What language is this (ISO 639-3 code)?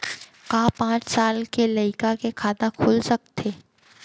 hne